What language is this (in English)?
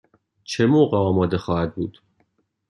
Persian